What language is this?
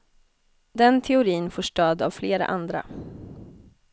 Swedish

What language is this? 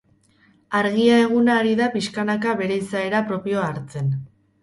Basque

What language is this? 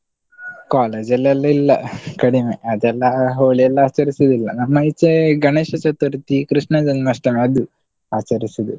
Kannada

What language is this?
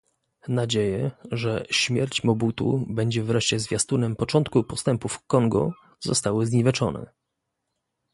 Polish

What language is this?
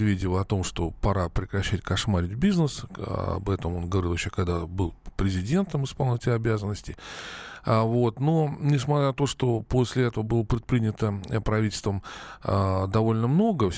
Russian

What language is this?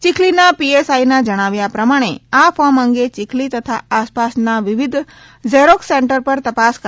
Gujarati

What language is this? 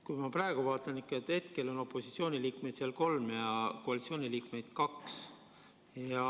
Estonian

